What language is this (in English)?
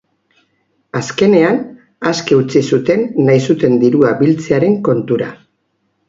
Basque